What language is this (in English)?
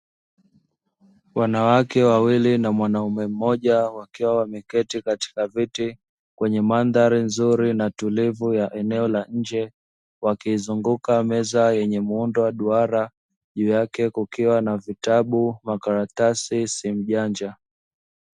Swahili